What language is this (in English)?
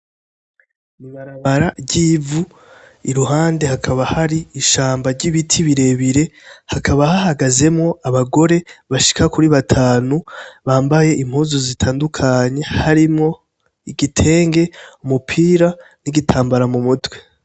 Rundi